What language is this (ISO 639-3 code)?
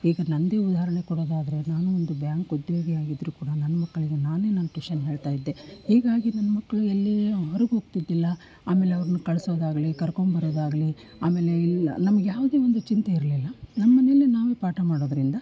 kan